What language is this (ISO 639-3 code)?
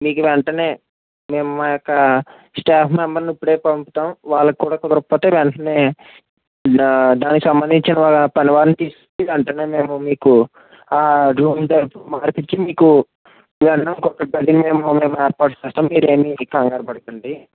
tel